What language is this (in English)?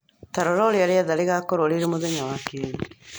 Kikuyu